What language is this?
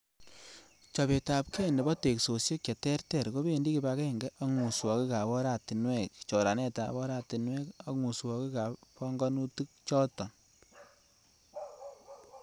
Kalenjin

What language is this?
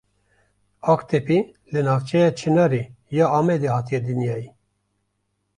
Kurdish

